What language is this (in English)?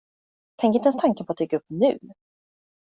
Swedish